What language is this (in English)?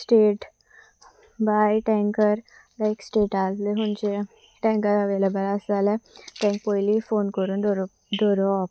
Konkani